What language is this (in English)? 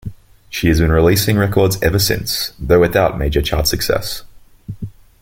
English